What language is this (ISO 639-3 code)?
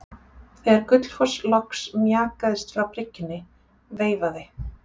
isl